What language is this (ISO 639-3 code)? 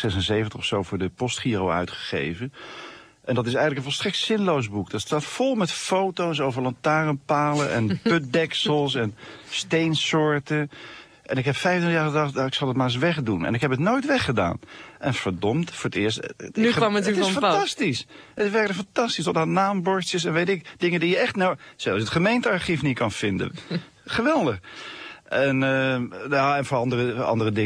nld